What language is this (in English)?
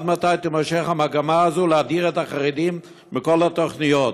Hebrew